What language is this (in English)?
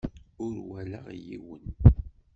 Kabyle